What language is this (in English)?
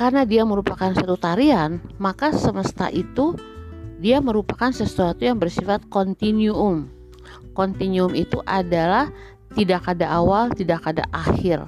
Indonesian